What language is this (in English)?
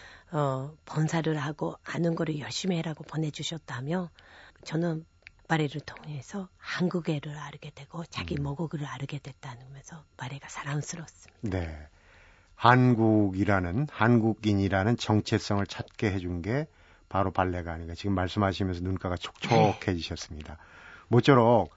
Korean